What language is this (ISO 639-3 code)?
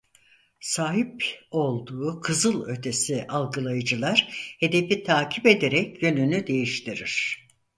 tur